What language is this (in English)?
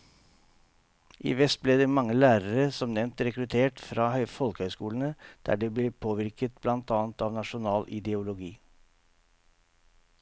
Norwegian